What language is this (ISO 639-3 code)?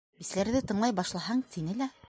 bak